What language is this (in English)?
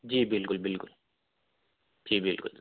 Urdu